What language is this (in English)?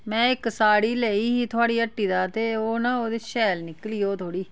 Dogri